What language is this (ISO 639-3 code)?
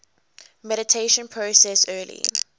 eng